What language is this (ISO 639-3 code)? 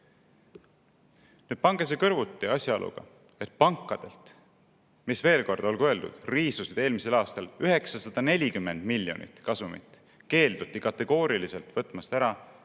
est